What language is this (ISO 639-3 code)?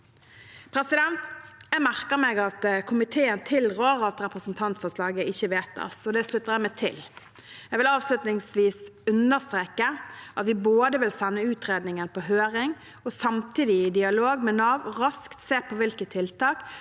nor